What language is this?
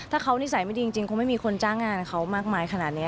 Thai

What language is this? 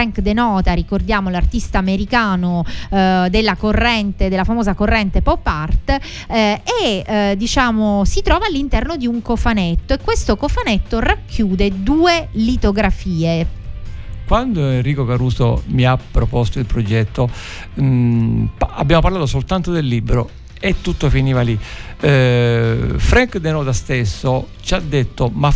Italian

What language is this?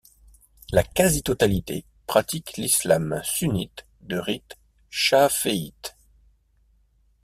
French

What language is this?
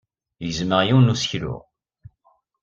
Kabyle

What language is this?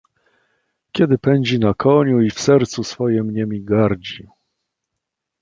Polish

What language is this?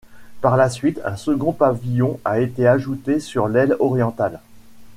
French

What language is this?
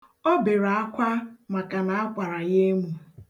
Igbo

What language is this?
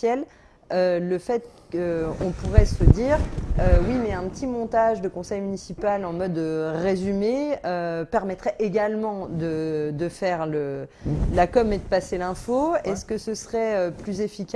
French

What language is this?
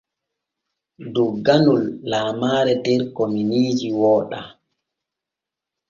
Borgu Fulfulde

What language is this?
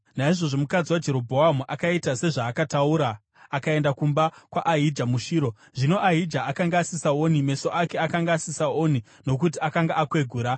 Shona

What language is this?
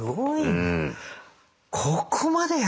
Japanese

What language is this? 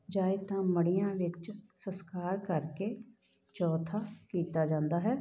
Punjabi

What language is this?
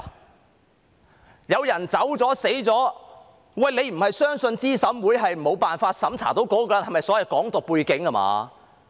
Cantonese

